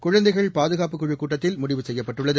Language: Tamil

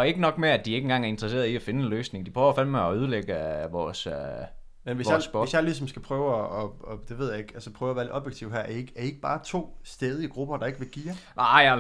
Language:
Danish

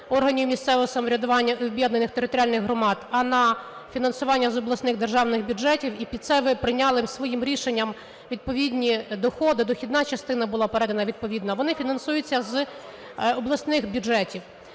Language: Ukrainian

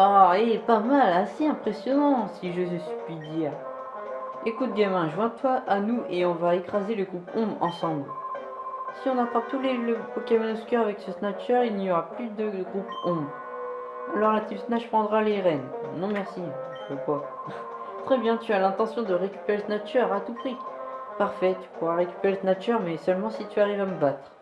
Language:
French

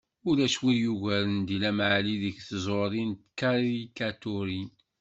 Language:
Kabyle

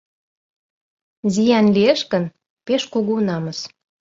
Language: Mari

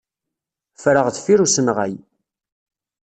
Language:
Kabyle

